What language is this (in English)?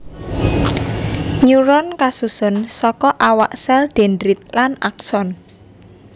Javanese